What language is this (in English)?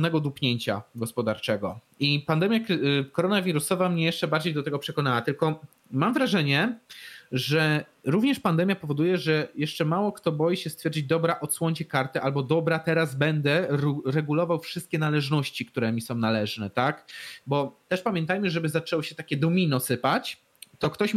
Polish